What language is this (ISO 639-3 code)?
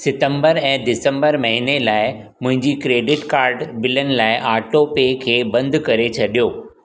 snd